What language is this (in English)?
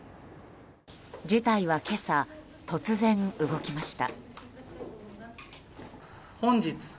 Japanese